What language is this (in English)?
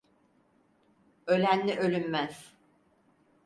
Turkish